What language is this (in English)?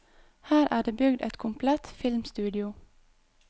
Norwegian